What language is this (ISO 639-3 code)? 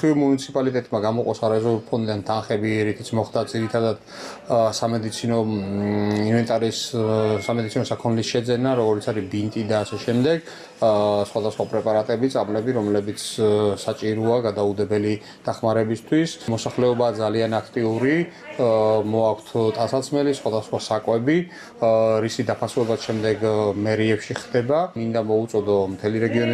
ron